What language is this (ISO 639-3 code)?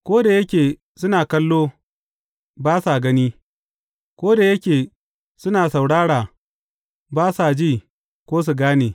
hau